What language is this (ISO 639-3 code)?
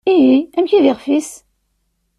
kab